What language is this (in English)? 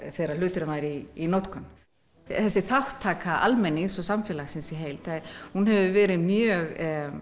Icelandic